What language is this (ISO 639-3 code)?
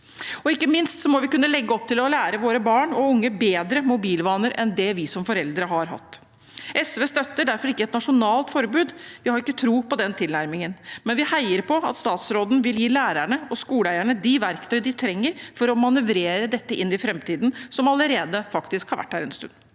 nor